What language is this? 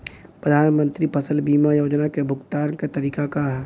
Bhojpuri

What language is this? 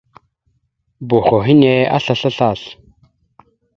Mada (Cameroon)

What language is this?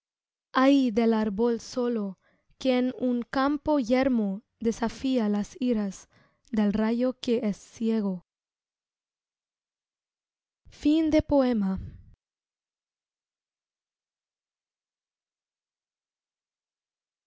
Spanish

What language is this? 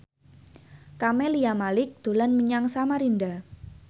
Javanese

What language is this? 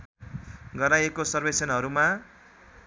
Nepali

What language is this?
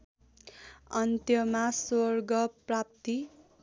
Nepali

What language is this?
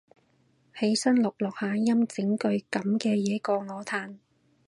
Cantonese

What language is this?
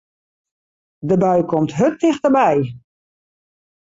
Western Frisian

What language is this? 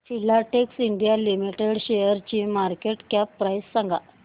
Marathi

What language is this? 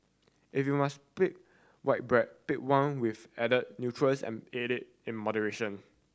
English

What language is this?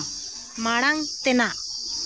Santali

